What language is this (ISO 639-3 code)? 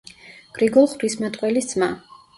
kat